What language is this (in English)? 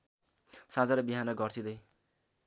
Nepali